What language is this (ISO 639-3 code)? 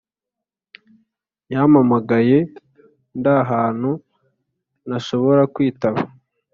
kin